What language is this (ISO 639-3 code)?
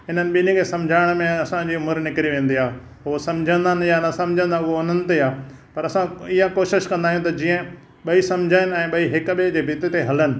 snd